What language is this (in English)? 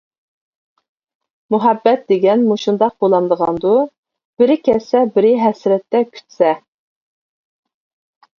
Uyghur